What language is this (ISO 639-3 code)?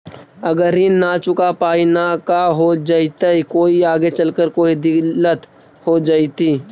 mag